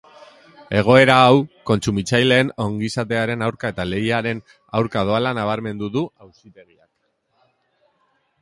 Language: Basque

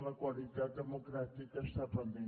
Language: Catalan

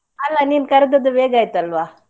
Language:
Kannada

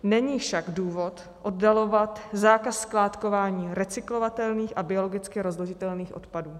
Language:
Czech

